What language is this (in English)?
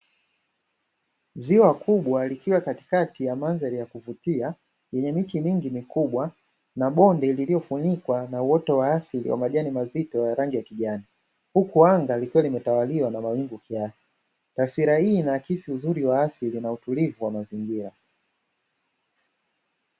Swahili